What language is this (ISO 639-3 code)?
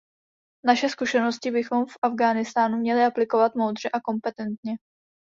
ces